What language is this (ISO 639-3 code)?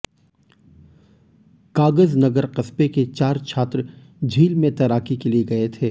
hin